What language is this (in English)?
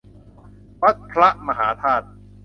Thai